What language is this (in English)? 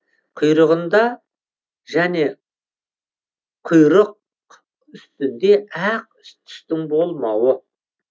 Kazakh